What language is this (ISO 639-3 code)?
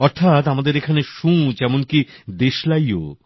ben